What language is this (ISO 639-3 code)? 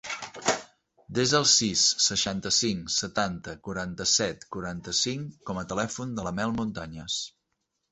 cat